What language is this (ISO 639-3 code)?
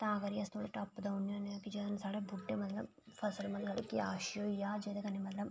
doi